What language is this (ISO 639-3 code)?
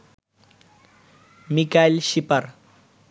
ben